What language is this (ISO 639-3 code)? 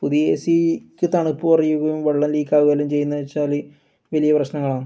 mal